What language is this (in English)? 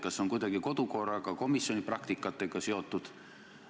Estonian